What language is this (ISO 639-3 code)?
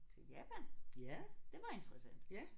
dan